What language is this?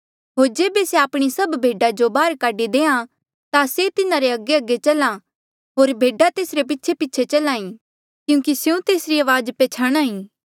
Mandeali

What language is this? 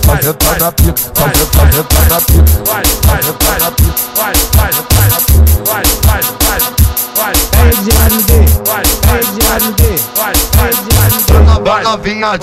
Portuguese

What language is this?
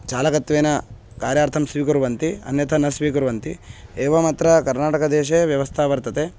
Sanskrit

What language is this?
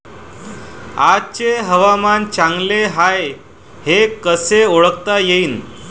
Marathi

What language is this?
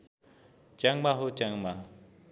Nepali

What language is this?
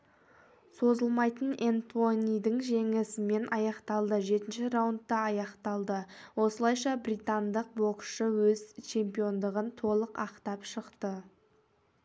Kazakh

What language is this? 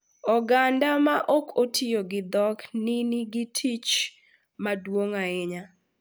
Luo (Kenya and Tanzania)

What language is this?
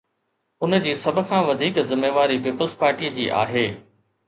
Sindhi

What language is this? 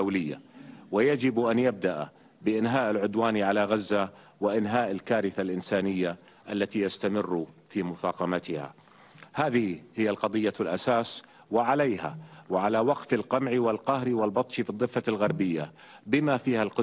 Arabic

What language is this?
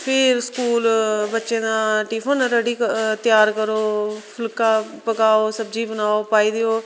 Dogri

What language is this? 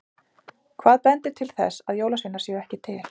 Icelandic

